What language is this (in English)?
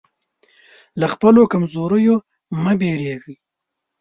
Pashto